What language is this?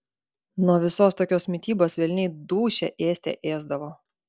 Lithuanian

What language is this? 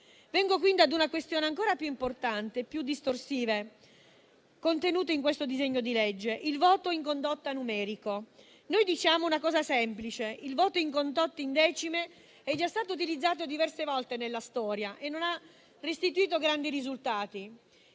Italian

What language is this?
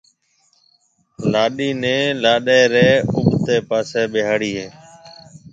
Marwari (Pakistan)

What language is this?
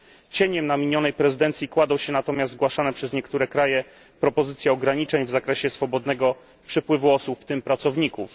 Polish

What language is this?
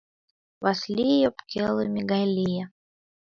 Mari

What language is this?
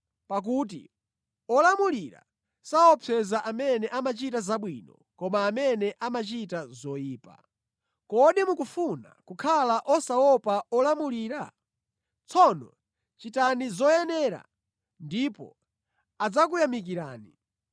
Nyanja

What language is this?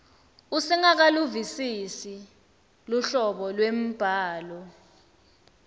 Swati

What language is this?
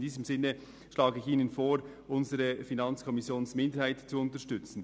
Swiss German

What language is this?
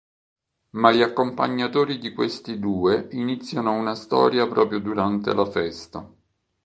Italian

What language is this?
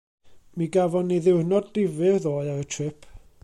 Welsh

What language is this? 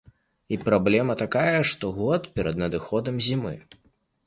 Belarusian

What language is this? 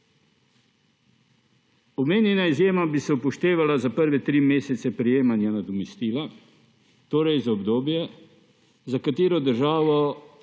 Slovenian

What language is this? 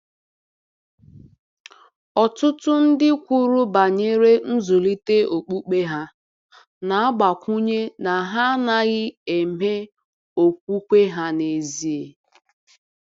Igbo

